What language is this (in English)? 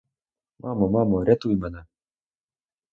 Ukrainian